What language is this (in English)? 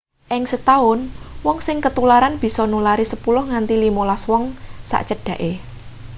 Javanese